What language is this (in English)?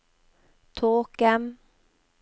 Norwegian